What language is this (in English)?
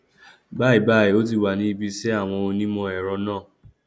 Yoruba